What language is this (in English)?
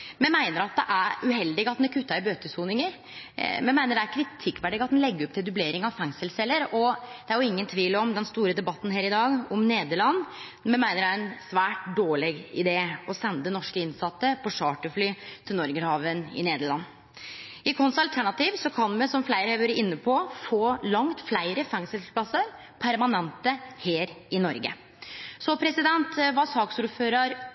Norwegian Nynorsk